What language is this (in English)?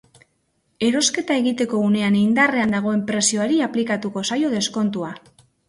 Basque